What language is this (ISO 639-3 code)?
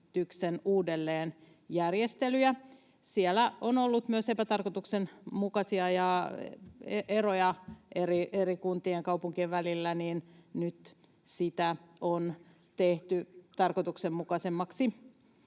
fin